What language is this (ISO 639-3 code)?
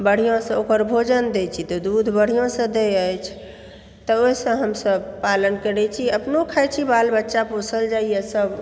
mai